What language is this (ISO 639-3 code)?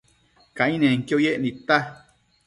mcf